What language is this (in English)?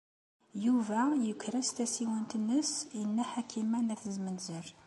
Kabyle